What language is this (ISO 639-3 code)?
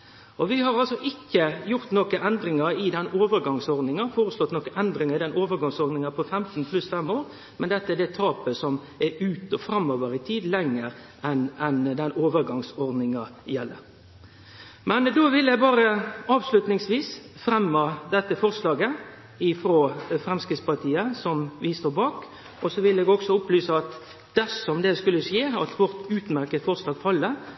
nno